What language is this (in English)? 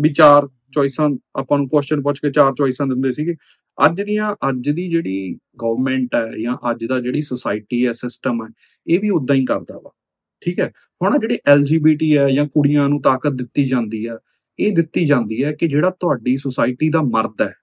Punjabi